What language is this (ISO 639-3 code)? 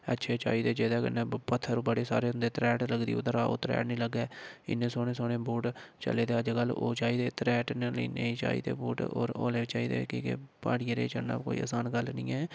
doi